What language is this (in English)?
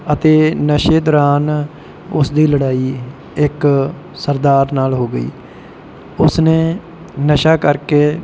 Punjabi